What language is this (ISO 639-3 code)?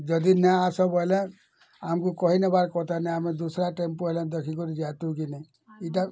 ori